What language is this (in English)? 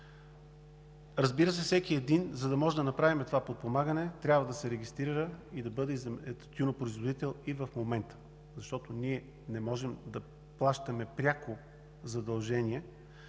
Bulgarian